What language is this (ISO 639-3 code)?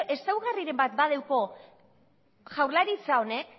eus